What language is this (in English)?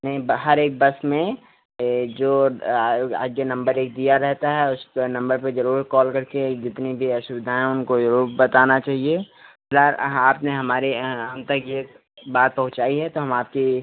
Hindi